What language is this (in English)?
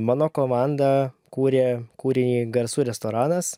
Lithuanian